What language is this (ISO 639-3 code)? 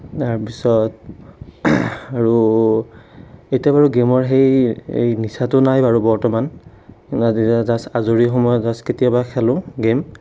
asm